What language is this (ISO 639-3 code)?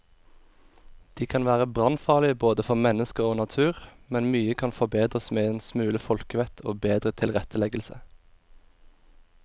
nor